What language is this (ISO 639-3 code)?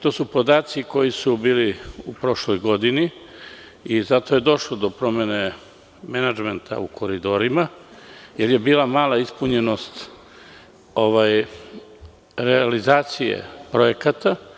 srp